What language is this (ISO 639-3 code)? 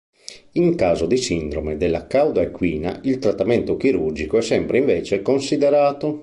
ita